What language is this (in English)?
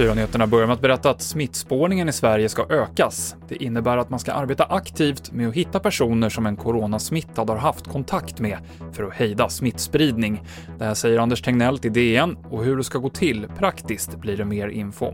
Swedish